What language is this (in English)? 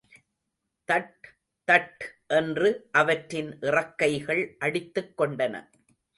Tamil